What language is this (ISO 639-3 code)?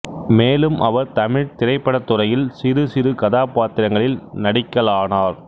tam